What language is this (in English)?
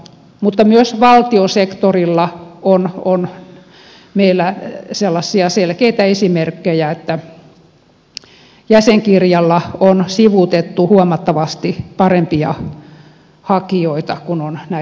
Finnish